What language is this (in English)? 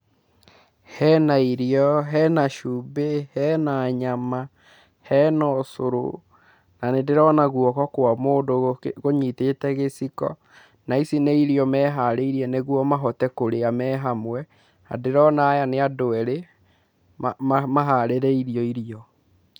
Kikuyu